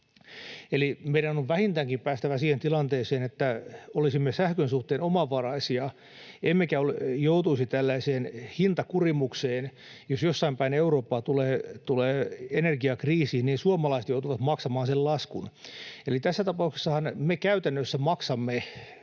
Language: Finnish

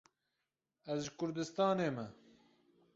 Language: Kurdish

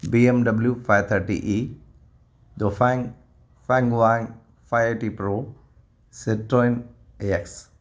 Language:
Sindhi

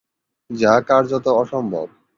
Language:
Bangla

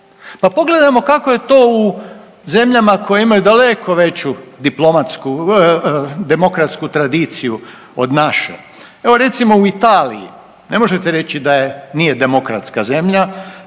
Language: Croatian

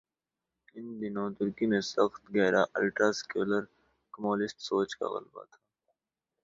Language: Urdu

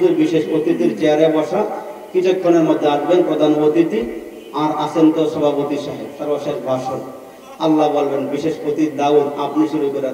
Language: Hindi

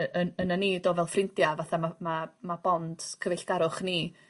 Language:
Welsh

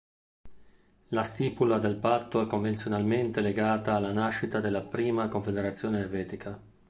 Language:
Italian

